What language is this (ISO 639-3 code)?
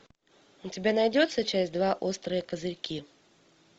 rus